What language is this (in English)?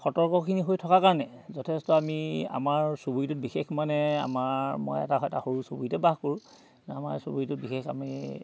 Assamese